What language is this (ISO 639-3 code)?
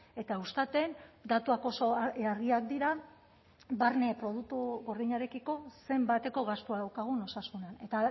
eus